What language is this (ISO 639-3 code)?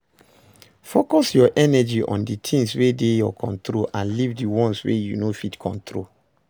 pcm